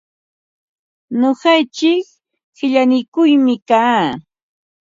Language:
Ambo-Pasco Quechua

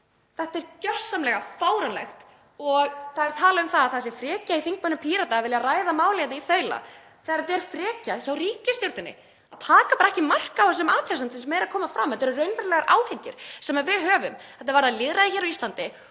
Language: Icelandic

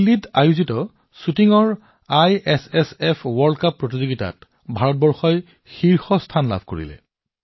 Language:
Assamese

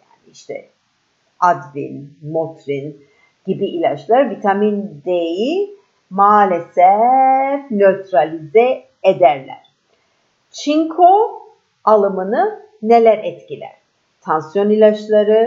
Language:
Turkish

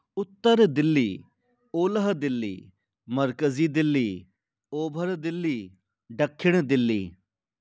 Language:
Sindhi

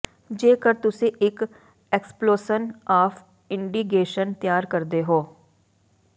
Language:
Punjabi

